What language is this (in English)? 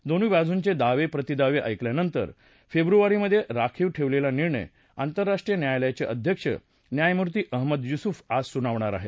Marathi